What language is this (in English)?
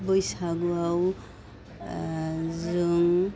Bodo